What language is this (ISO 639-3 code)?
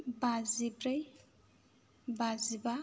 brx